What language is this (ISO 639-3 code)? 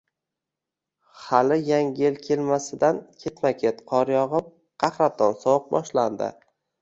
uzb